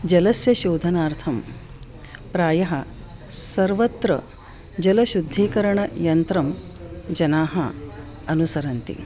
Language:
Sanskrit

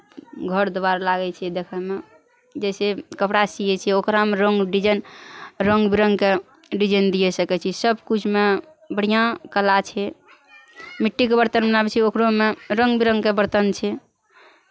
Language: Maithili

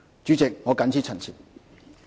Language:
Cantonese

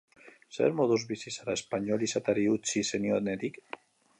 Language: Basque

